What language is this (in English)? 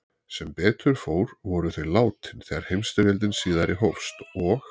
Icelandic